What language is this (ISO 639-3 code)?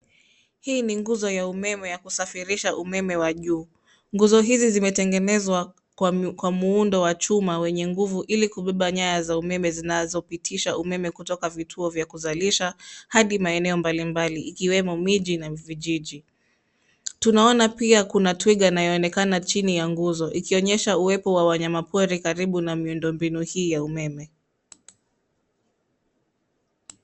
swa